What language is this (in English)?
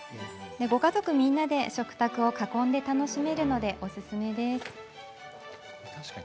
Japanese